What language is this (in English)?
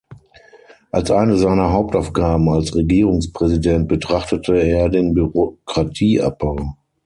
German